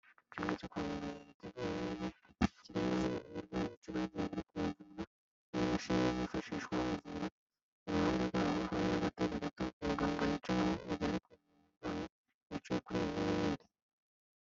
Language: Kinyarwanda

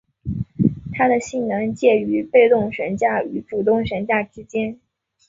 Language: Chinese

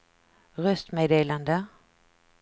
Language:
Swedish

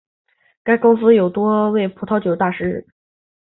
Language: Chinese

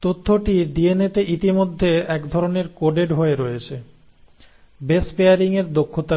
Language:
Bangla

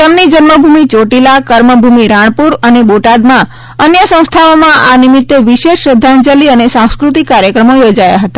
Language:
Gujarati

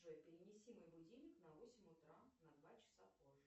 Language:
Russian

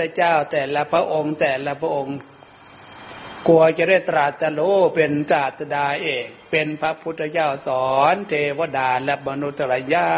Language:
Thai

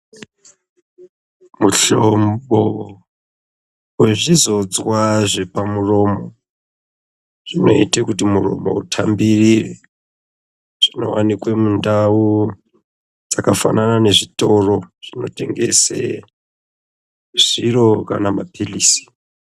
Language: Ndau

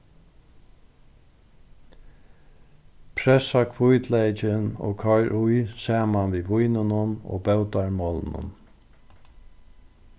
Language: Faroese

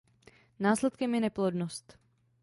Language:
Czech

